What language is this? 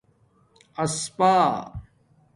Domaaki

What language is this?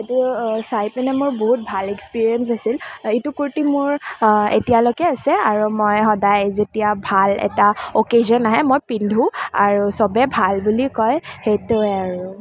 Assamese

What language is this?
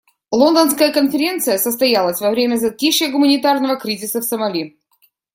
Russian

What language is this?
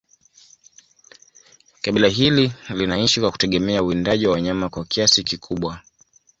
Swahili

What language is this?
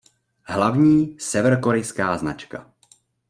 Czech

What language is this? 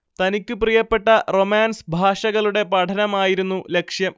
Malayalam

